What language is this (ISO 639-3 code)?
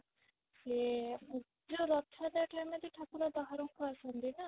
ori